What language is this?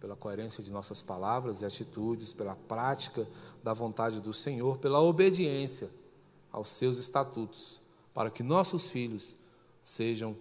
Portuguese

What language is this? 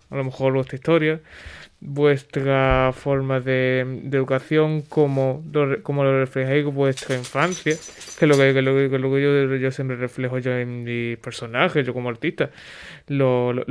Spanish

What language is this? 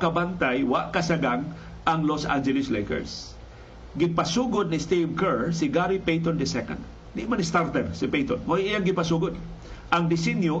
Filipino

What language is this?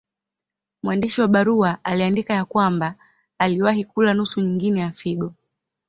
Swahili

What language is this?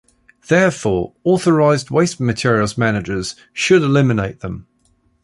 English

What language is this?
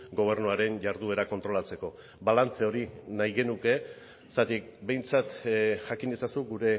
Basque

